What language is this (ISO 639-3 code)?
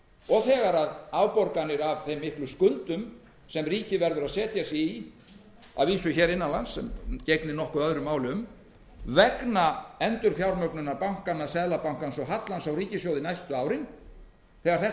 isl